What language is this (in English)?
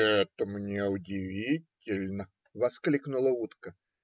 Russian